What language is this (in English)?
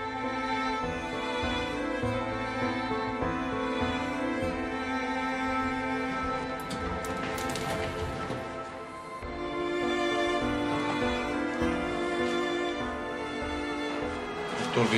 Turkish